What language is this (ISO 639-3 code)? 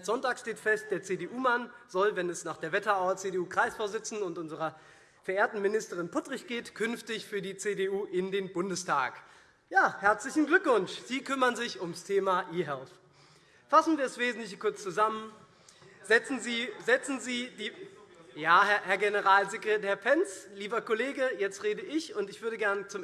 deu